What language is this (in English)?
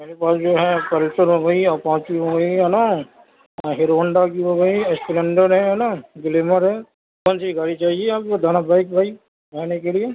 Urdu